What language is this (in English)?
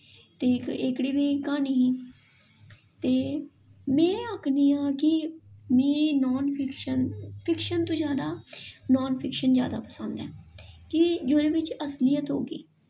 Dogri